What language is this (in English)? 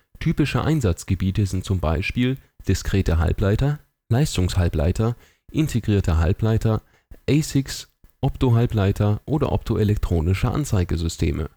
German